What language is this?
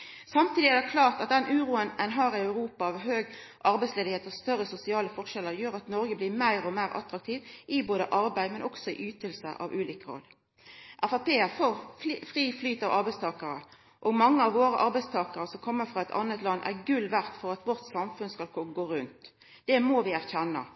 Norwegian Nynorsk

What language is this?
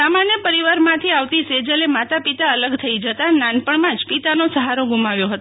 Gujarati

